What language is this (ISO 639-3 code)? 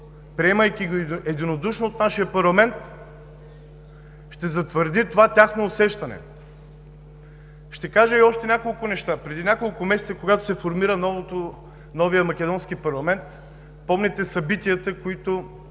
bul